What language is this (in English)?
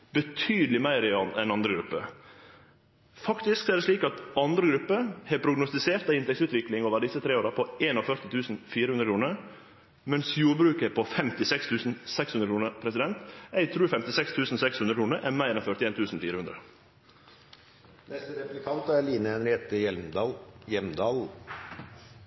Norwegian Nynorsk